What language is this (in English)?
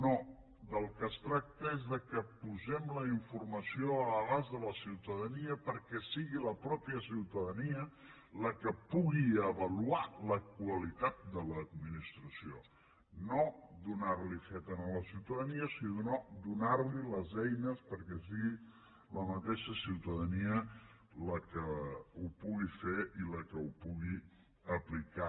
Catalan